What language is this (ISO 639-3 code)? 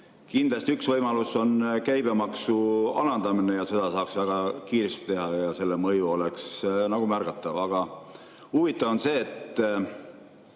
est